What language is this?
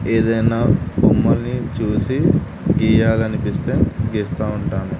Telugu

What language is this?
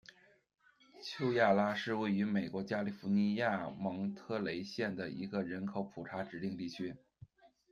Chinese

